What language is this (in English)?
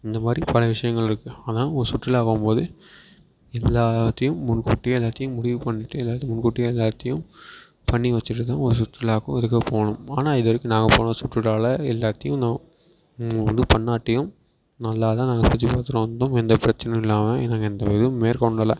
Tamil